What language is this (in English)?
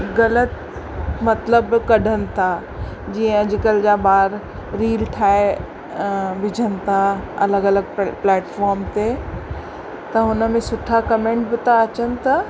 Sindhi